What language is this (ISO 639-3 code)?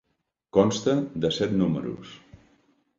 cat